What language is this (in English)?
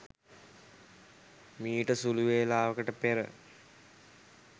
Sinhala